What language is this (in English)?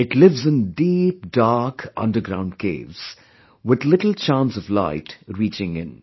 English